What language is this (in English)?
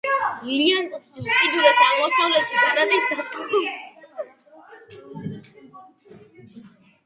Georgian